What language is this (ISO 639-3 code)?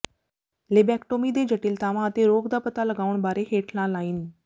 pan